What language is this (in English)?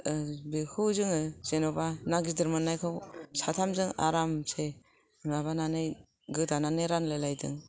Bodo